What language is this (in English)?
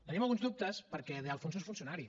Catalan